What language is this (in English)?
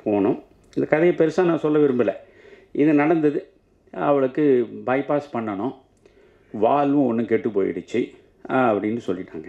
Tamil